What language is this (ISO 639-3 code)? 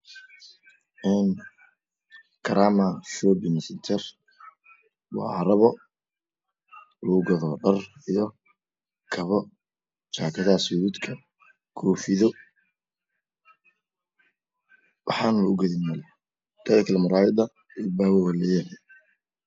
som